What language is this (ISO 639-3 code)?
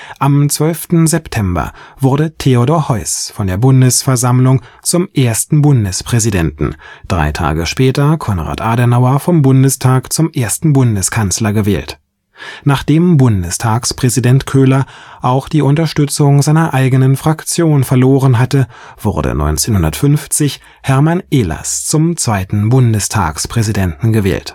deu